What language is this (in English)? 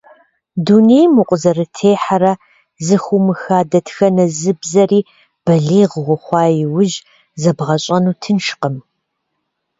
Kabardian